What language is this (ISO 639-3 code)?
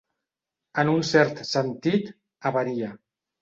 cat